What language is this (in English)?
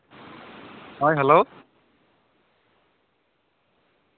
Santali